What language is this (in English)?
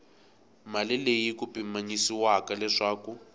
Tsonga